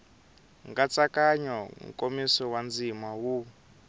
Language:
Tsonga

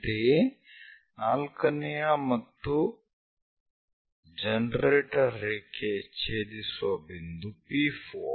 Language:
Kannada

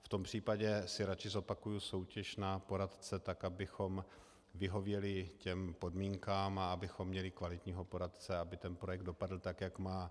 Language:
Czech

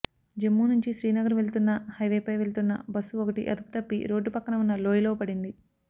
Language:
Telugu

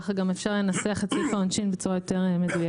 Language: Hebrew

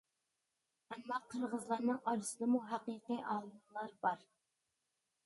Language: Uyghur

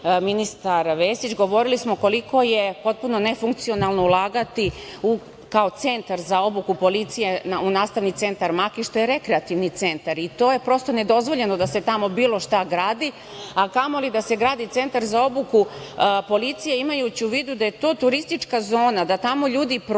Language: Serbian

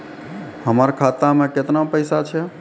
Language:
Maithili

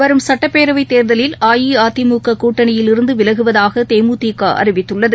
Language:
Tamil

